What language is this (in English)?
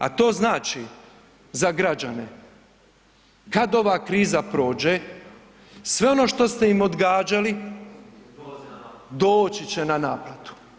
Croatian